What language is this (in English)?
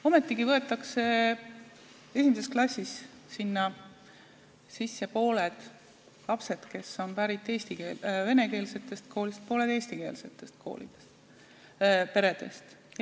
Estonian